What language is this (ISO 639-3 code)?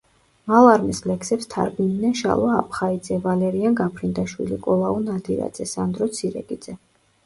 kat